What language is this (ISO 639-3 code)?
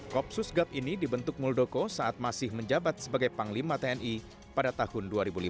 ind